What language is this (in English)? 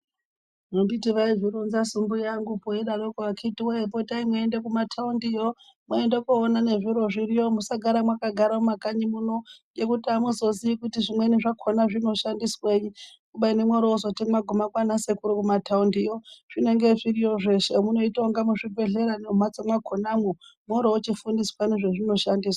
Ndau